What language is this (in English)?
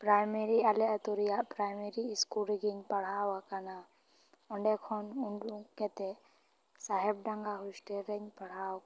Santali